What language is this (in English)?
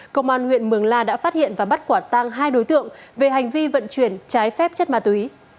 Vietnamese